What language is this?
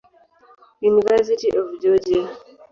Swahili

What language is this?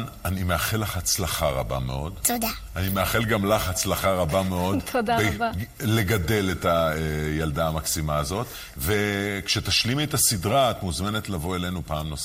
Hebrew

